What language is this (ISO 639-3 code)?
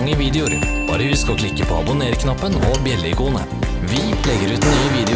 nor